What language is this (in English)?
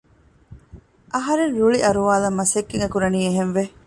Divehi